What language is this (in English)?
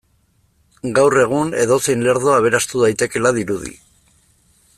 Basque